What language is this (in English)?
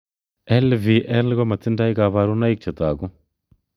Kalenjin